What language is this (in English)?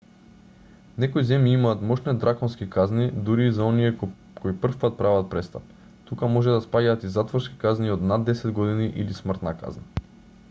Macedonian